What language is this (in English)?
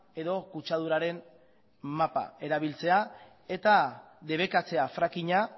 Basque